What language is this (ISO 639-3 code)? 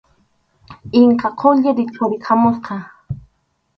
qxu